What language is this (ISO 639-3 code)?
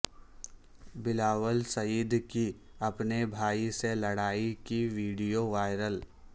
urd